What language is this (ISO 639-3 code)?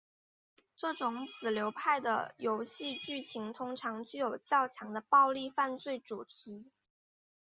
zho